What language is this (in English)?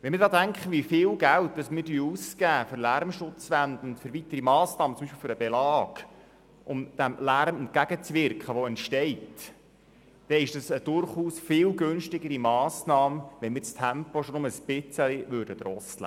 Swiss German